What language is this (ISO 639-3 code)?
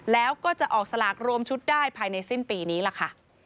tha